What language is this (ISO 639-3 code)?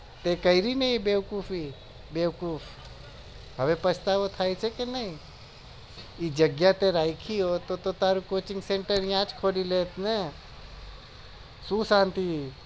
guj